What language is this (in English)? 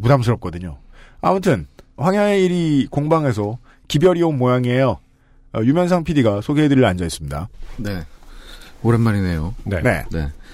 Korean